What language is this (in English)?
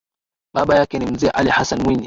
Swahili